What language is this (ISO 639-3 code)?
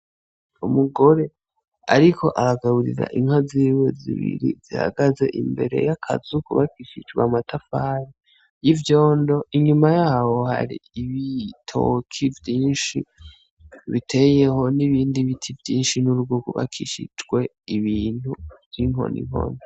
run